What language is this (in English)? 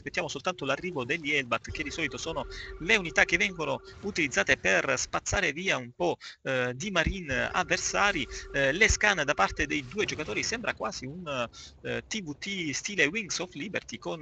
Italian